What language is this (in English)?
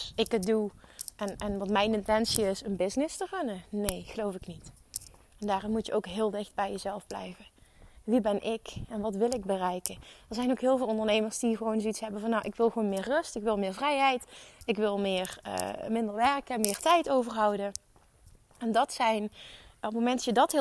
Dutch